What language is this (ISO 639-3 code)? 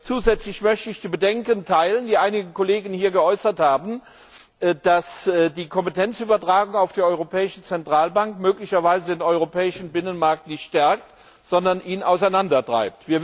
deu